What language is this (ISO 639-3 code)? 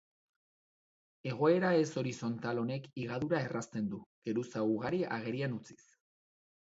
eus